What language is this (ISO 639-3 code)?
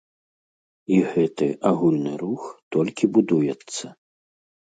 bel